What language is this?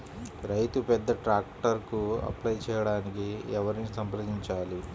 Telugu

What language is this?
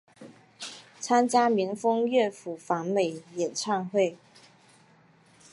Chinese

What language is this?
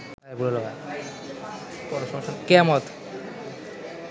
Bangla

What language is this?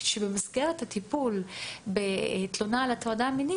Hebrew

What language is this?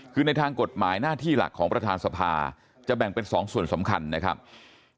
Thai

